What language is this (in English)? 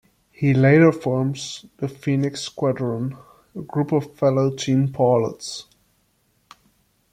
English